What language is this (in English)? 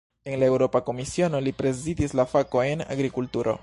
Esperanto